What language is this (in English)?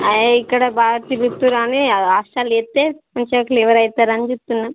Telugu